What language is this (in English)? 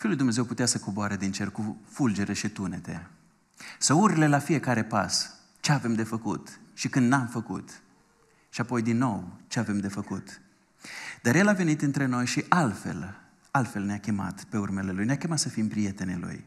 Romanian